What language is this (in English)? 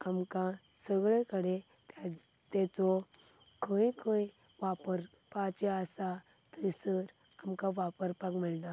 Konkani